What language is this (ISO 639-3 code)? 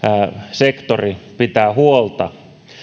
fin